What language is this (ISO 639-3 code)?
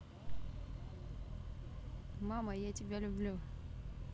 rus